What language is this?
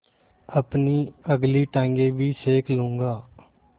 Hindi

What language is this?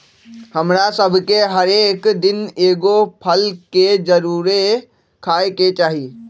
Magahi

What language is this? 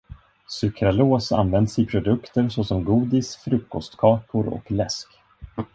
Swedish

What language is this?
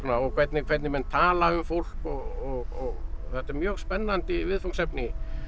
Icelandic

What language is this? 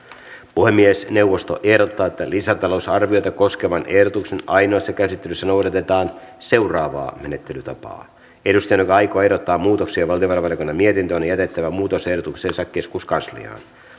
Finnish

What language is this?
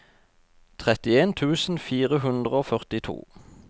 Norwegian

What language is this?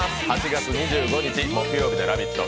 Japanese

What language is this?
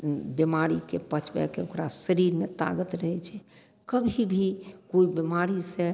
Maithili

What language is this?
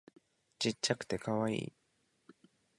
Japanese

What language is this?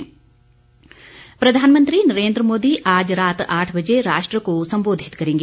Hindi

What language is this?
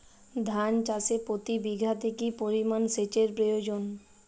Bangla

